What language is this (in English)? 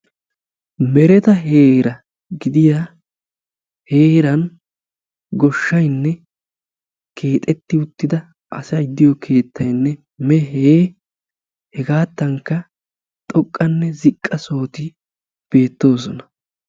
Wolaytta